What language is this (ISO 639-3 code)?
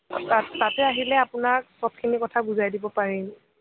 asm